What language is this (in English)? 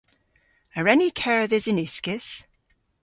Cornish